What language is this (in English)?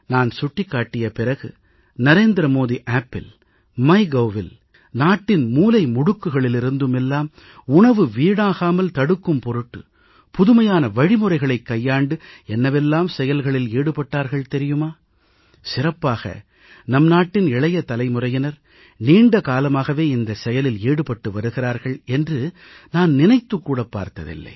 Tamil